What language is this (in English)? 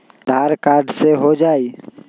Magahi